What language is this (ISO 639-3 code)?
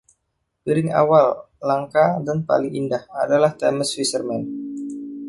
ind